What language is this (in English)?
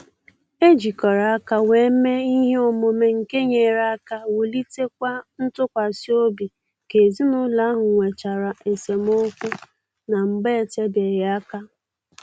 Igbo